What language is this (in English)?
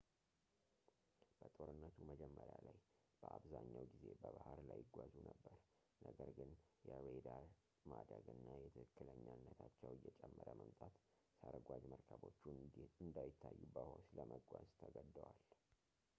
Amharic